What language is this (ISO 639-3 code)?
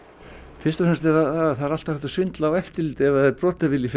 isl